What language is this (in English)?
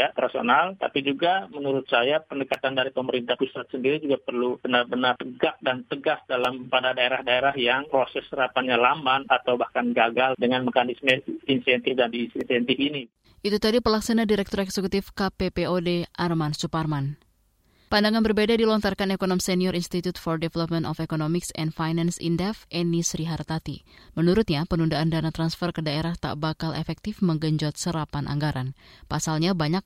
Indonesian